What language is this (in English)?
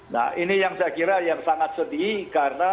Indonesian